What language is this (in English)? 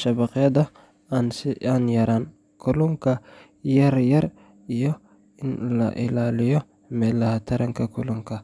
Somali